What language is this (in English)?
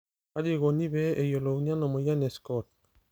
Masai